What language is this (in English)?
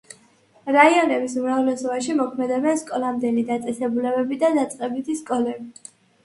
Georgian